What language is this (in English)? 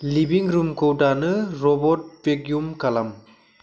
Bodo